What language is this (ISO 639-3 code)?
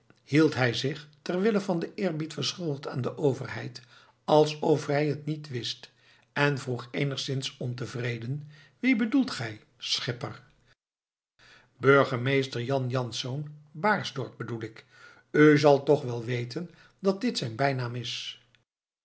nld